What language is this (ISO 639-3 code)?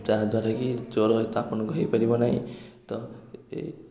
ori